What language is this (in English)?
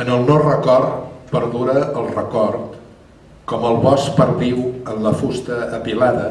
Catalan